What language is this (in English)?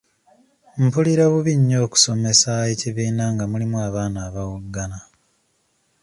Ganda